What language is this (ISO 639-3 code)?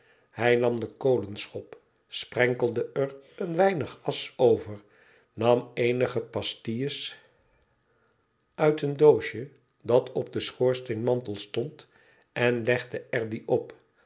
nld